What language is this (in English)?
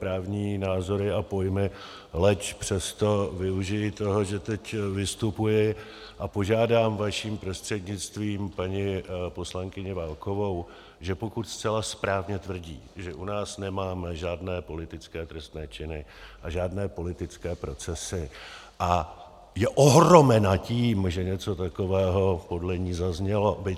Czech